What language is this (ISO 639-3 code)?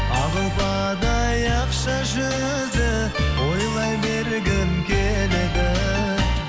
kaz